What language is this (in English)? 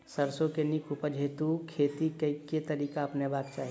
Maithili